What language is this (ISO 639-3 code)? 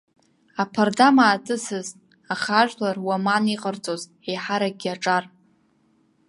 abk